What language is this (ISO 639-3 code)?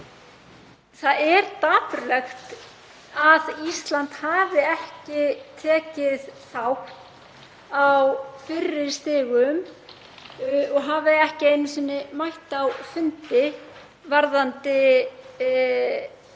isl